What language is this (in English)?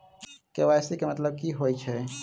Maithili